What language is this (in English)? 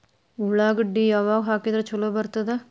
Kannada